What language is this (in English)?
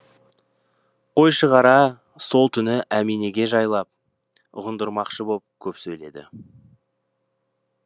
Kazakh